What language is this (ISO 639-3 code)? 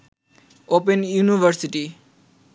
ben